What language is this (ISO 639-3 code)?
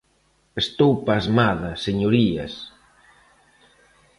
glg